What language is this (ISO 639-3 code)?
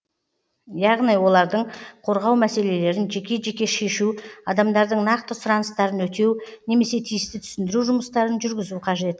kaz